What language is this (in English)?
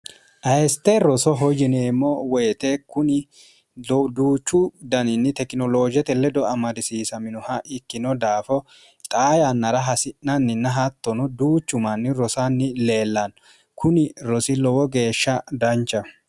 Sidamo